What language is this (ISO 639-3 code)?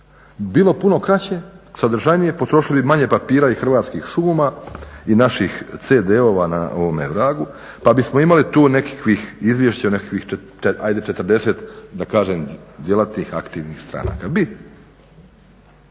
hrv